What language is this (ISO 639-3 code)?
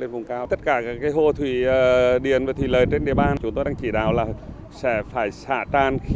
vie